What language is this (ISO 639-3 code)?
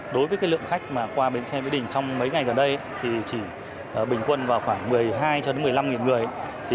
vie